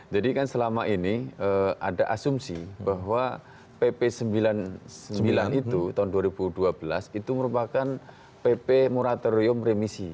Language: Indonesian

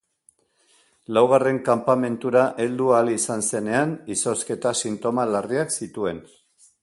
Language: Basque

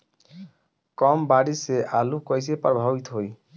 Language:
Bhojpuri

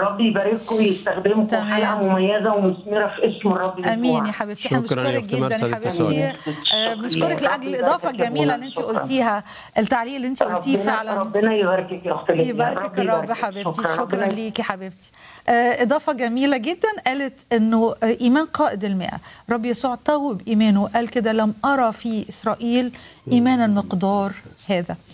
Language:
Arabic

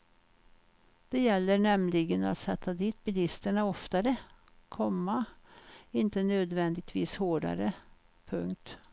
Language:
Swedish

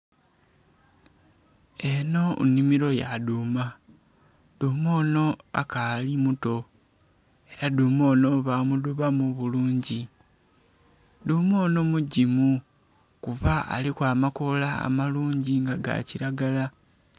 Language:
Soga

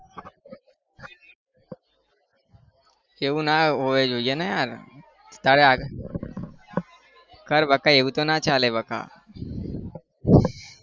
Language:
Gujarati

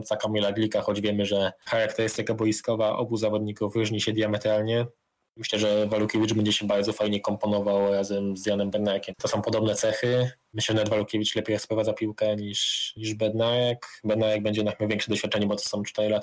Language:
Polish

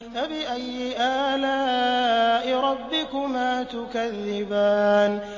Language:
Arabic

